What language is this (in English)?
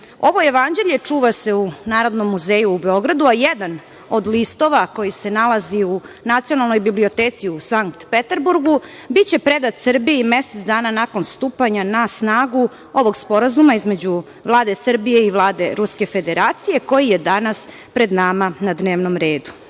Serbian